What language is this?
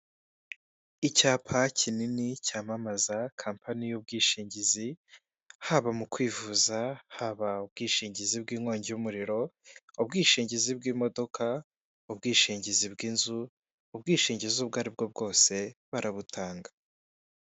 Kinyarwanda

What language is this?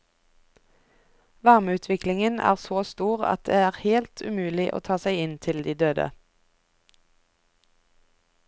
Norwegian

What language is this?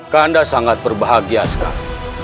Indonesian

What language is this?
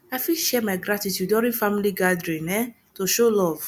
Nigerian Pidgin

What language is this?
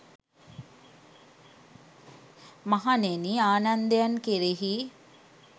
Sinhala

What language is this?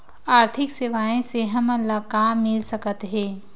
Chhattisgarhi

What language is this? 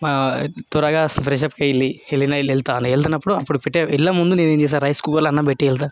Telugu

